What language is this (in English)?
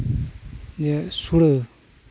Santali